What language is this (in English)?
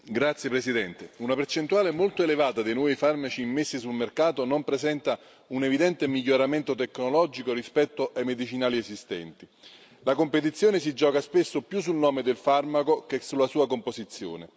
Italian